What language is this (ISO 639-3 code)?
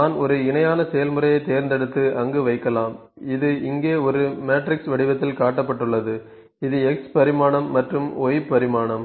tam